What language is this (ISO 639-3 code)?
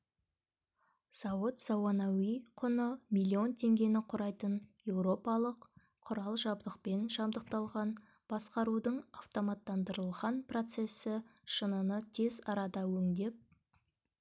kaz